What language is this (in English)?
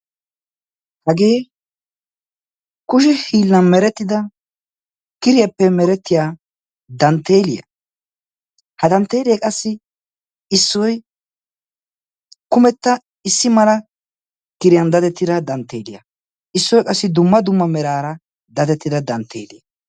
Wolaytta